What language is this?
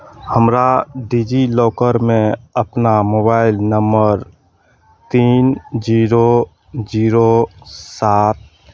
Maithili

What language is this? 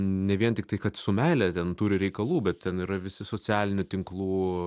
Lithuanian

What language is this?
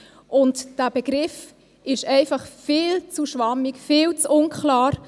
Swiss German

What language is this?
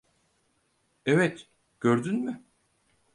Turkish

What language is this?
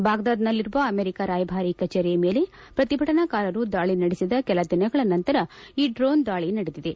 Kannada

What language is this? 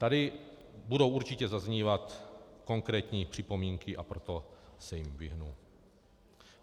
Czech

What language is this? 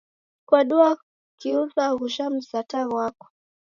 Taita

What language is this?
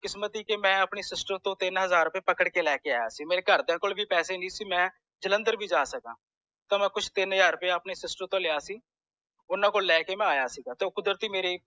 Punjabi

